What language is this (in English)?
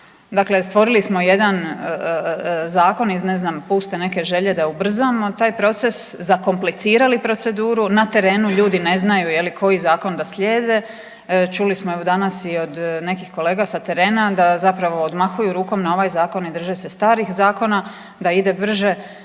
Croatian